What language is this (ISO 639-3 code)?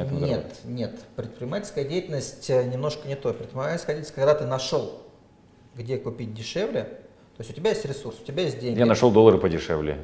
rus